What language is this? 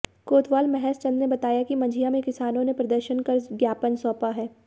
Hindi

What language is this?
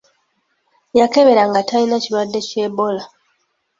Ganda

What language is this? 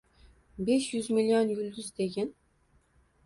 Uzbek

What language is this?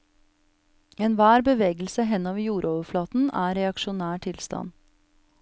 Norwegian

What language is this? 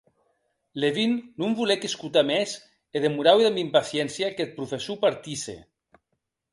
Occitan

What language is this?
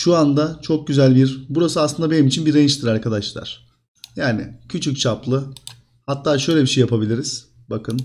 Turkish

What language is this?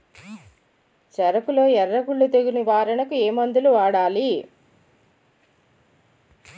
Telugu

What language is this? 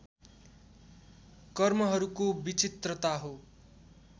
Nepali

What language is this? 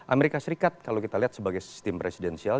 Indonesian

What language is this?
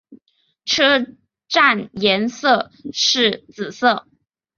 Chinese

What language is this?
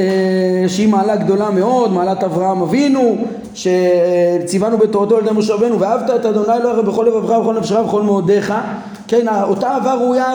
Hebrew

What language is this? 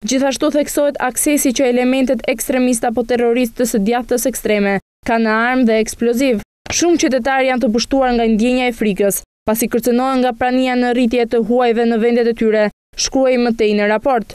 Romanian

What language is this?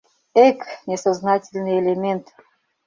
Mari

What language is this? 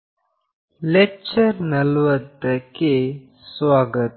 Kannada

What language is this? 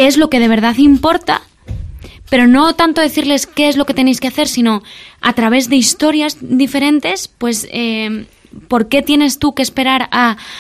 Spanish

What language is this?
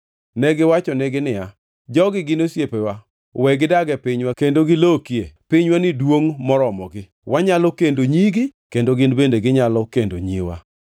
Luo (Kenya and Tanzania)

